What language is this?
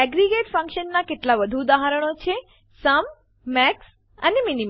Gujarati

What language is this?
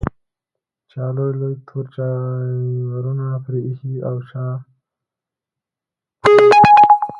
Pashto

